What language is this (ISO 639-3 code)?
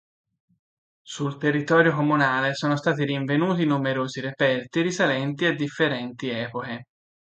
ita